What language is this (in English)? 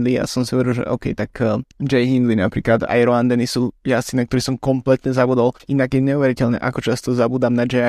Slovak